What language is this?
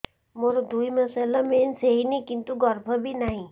Odia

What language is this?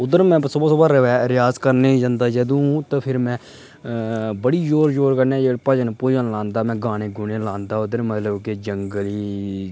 Dogri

